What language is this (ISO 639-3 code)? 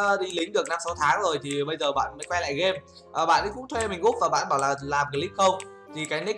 vie